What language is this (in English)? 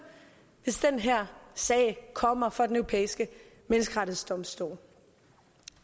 Danish